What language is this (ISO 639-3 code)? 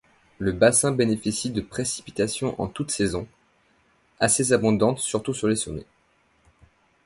fra